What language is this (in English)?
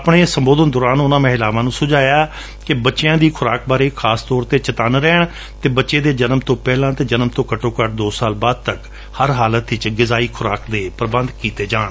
Punjabi